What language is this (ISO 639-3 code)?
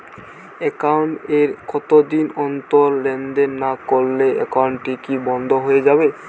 ben